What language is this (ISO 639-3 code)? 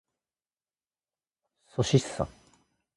jpn